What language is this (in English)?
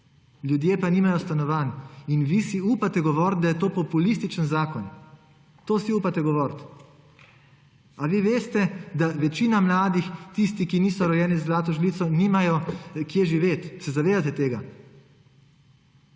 Slovenian